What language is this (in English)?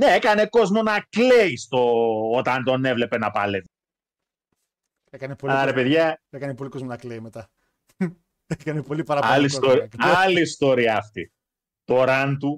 Greek